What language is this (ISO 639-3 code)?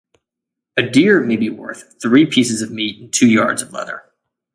eng